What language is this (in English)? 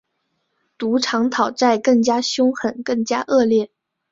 Chinese